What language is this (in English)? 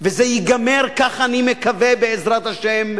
Hebrew